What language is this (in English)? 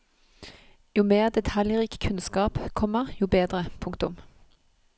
Norwegian